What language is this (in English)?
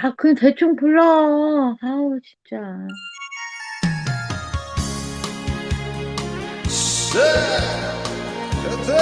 Korean